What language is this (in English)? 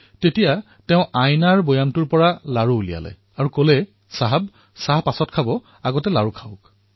Assamese